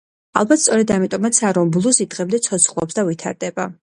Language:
Georgian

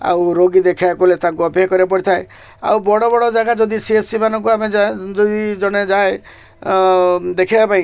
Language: Odia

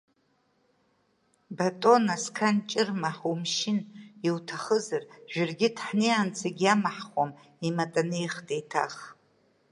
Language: Abkhazian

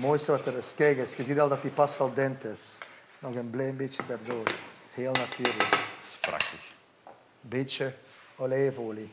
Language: Dutch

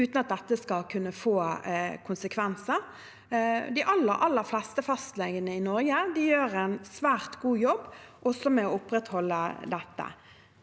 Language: Norwegian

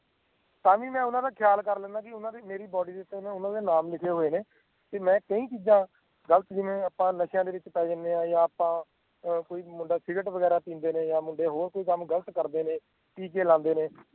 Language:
Punjabi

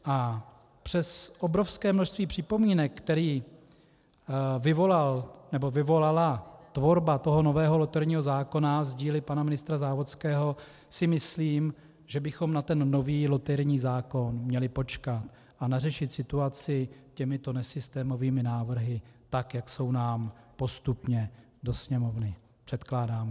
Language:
Czech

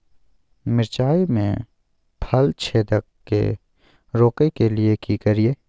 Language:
Maithili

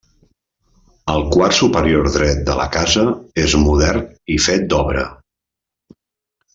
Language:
Catalan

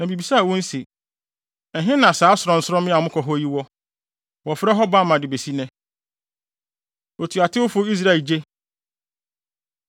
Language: Akan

